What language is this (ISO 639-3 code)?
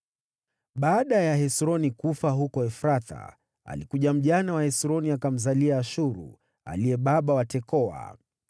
swa